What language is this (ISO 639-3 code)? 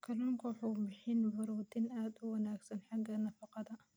som